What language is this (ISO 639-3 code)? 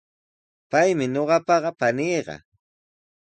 qws